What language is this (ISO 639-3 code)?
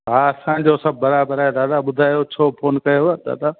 snd